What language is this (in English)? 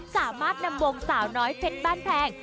Thai